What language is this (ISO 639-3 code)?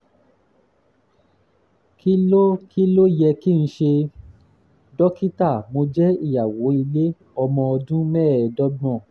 yor